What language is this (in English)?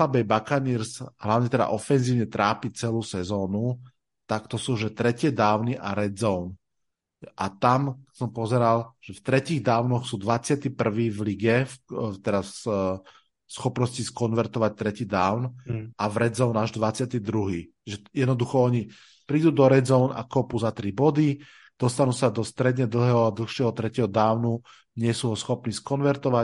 Slovak